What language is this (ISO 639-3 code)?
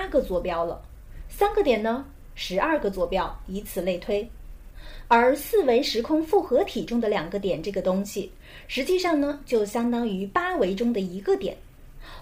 zho